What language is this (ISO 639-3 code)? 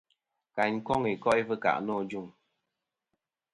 bkm